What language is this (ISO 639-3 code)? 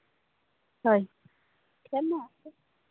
sat